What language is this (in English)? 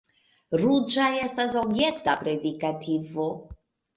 Esperanto